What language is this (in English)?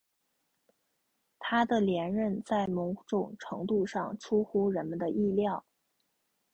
Chinese